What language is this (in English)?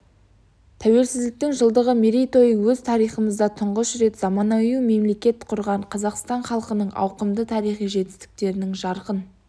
Kazakh